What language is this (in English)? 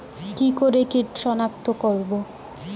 Bangla